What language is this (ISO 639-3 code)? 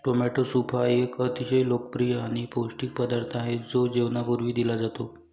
mar